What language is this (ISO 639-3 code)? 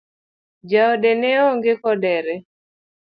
luo